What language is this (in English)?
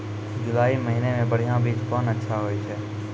Maithili